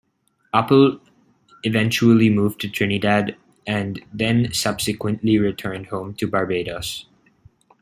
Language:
English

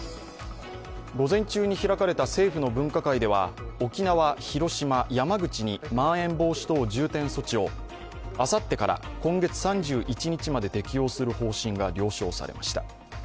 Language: Japanese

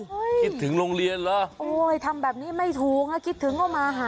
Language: Thai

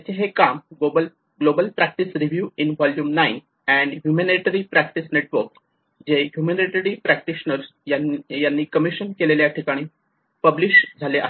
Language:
Marathi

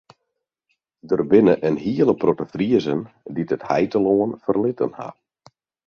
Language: Western Frisian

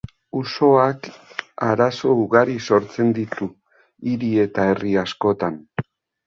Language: Basque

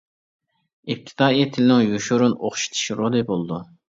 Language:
Uyghur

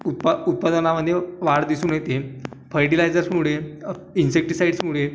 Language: Marathi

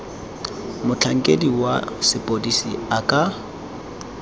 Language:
Tswana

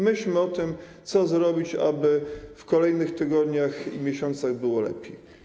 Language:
Polish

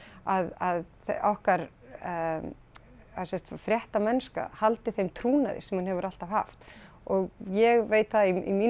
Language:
Icelandic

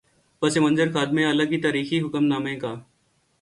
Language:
Urdu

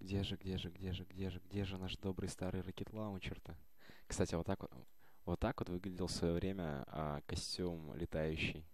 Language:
Russian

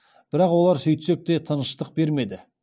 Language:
Kazakh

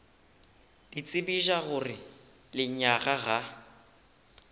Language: Northern Sotho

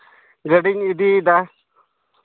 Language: Santali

